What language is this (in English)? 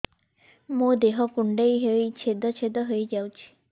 Odia